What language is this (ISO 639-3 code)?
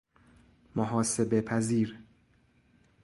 fas